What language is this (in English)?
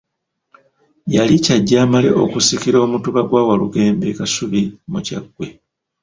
Ganda